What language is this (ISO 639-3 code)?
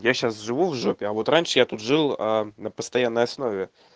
rus